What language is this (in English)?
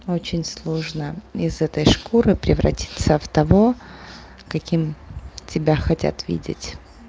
Russian